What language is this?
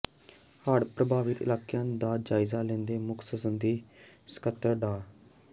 Punjabi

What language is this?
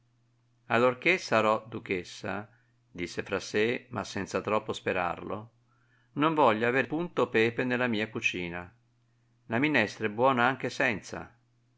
Italian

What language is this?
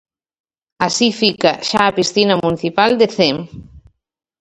Galician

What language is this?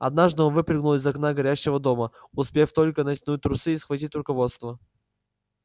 Russian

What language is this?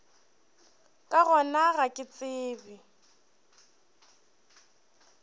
Northern Sotho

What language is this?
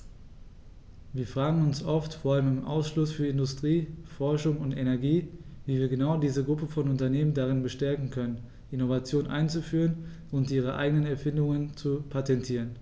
German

